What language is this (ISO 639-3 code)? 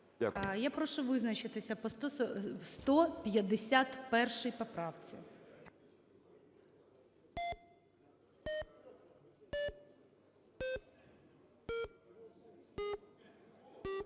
ukr